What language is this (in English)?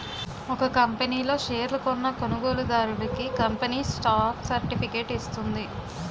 Telugu